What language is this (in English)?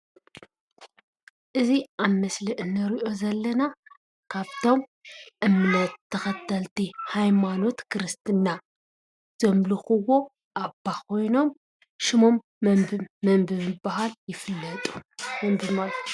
Tigrinya